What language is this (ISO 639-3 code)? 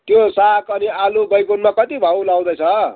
nep